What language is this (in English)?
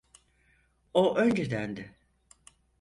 Turkish